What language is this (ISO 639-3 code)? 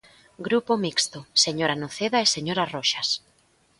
glg